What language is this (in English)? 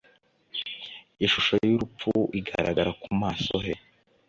Kinyarwanda